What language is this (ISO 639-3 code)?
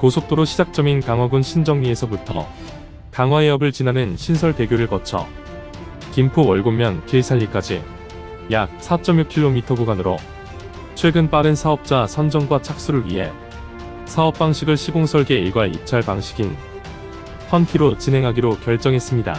kor